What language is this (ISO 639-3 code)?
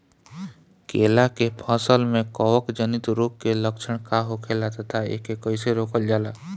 bho